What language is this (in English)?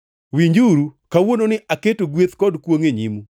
Luo (Kenya and Tanzania)